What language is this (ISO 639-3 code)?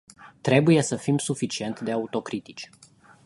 ron